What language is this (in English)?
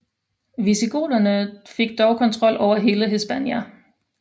Danish